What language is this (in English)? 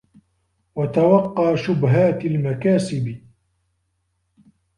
Arabic